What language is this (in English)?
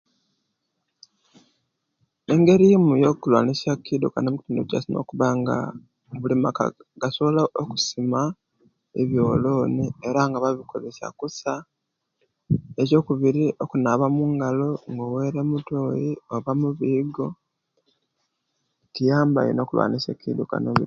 Kenyi